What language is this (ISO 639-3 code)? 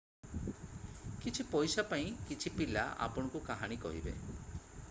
ori